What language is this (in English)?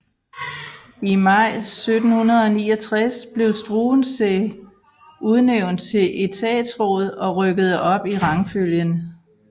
Danish